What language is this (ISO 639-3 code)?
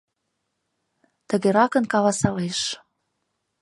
chm